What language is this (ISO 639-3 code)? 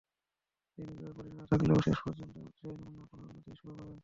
ben